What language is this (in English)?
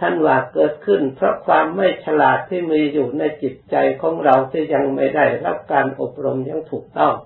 Thai